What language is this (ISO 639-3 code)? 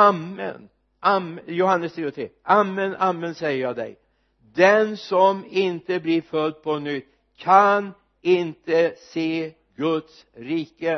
swe